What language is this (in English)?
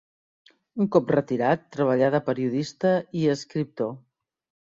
Catalan